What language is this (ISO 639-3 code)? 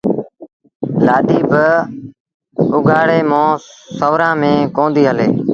sbn